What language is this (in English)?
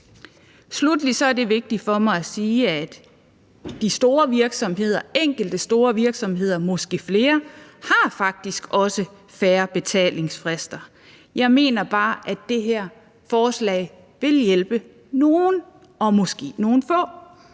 Danish